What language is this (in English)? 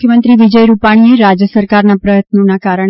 Gujarati